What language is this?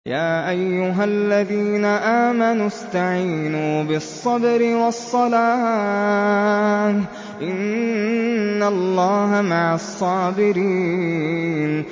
Arabic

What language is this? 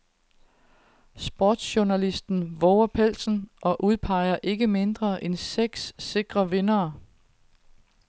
Danish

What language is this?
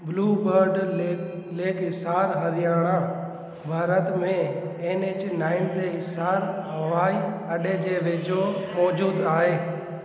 Sindhi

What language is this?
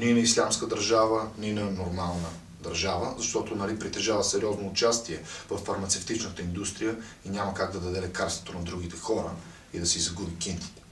Bulgarian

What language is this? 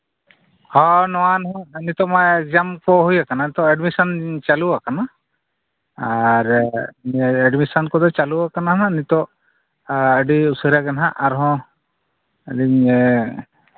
Santali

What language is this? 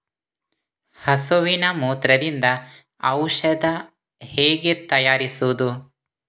Kannada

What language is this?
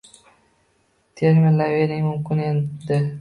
Uzbek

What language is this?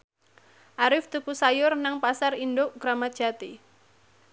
Javanese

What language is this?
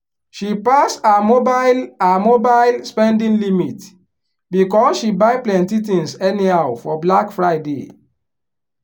Nigerian Pidgin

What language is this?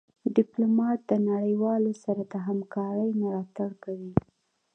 Pashto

